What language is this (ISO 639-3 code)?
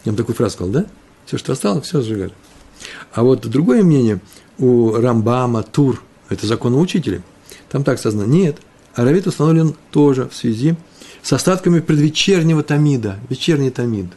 rus